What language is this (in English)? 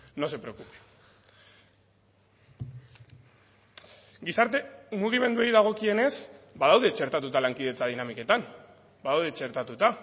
Basque